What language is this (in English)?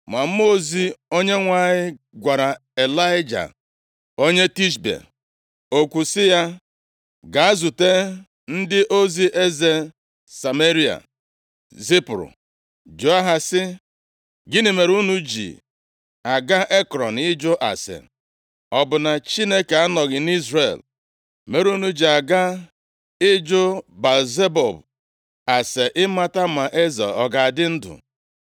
Igbo